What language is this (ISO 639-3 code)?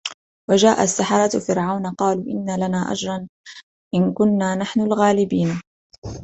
ara